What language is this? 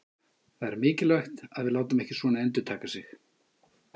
Icelandic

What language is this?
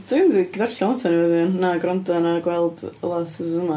Welsh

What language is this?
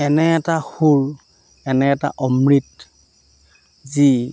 Assamese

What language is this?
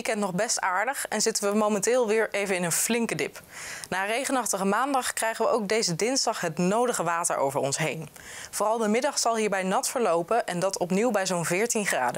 Dutch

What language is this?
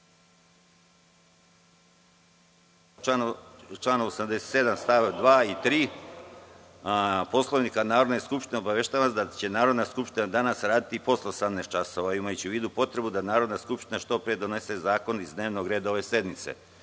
Serbian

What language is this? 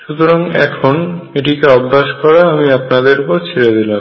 Bangla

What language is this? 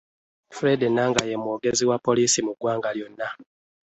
Ganda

